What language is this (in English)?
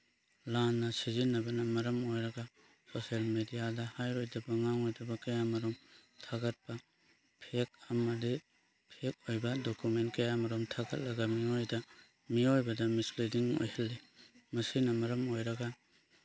Manipuri